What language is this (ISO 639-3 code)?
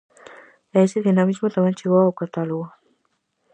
glg